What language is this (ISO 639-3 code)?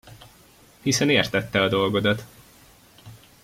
hun